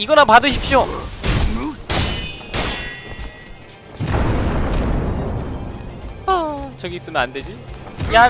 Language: Korean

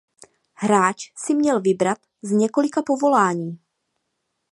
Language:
Czech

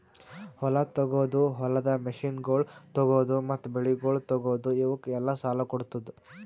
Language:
Kannada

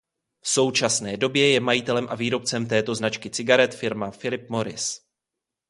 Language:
Czech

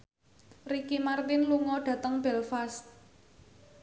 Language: Javanese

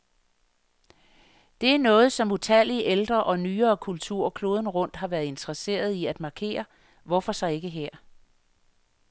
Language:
Danish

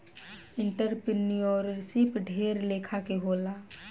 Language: Bhojpuri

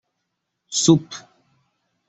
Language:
Persian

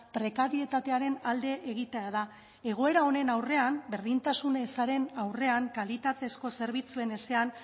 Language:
Basque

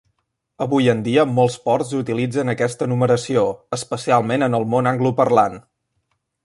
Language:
Catalan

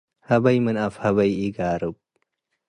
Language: Tigre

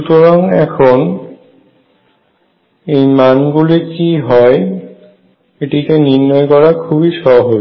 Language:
Bangla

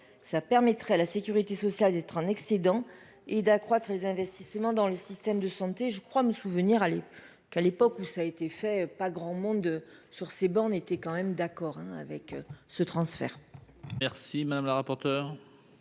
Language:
French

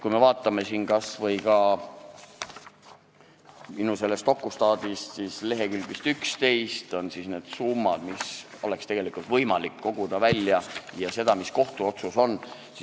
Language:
Estonian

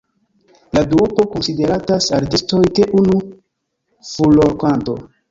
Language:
Esperanto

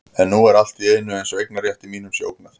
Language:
Icelandic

